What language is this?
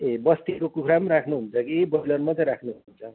Nepali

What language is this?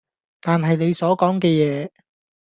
Cantonese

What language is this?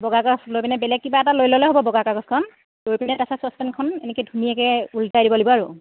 Assamese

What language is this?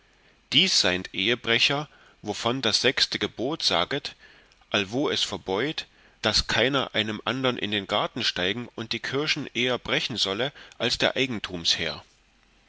German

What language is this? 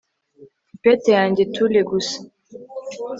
Kinyarwanda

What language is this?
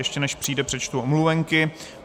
Czech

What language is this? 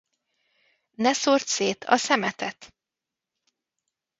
Hungarian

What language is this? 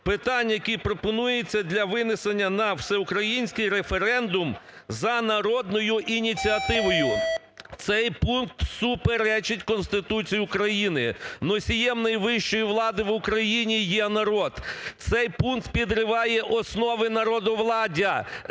Ukrainian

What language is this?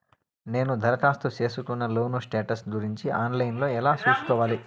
Telugu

